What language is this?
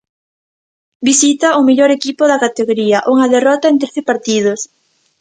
Galician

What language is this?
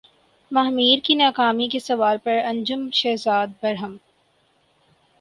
Urdu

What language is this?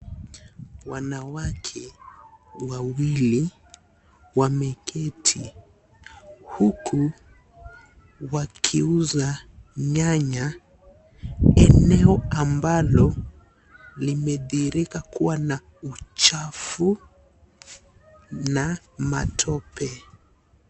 Swahili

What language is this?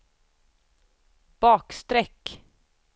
Swedish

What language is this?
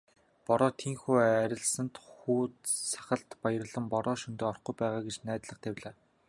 Mongolian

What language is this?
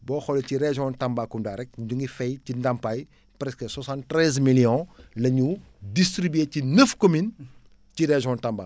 Wolof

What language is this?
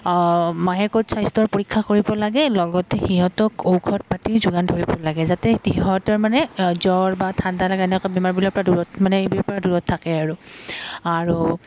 Assamese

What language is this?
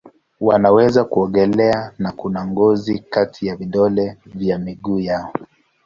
Swahili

